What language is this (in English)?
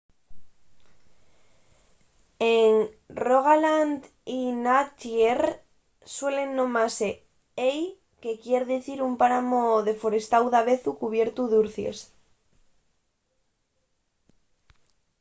Asturian